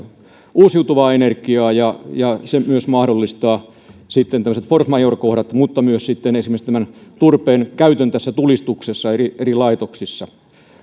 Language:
Finnish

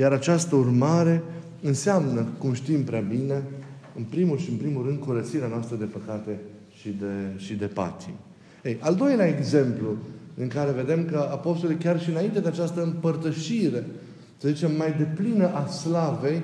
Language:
Romanian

